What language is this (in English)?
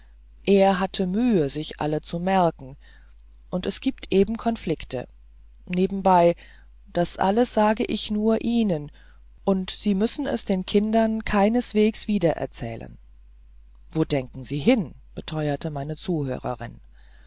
German